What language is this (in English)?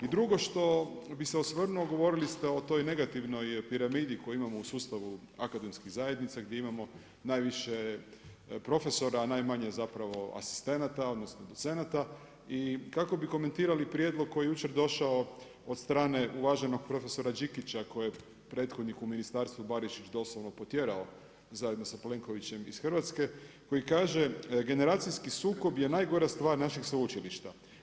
Croatian